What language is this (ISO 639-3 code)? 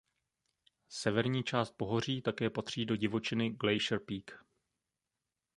ces